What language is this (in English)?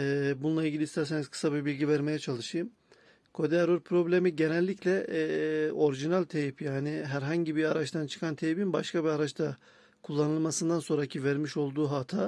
Turkish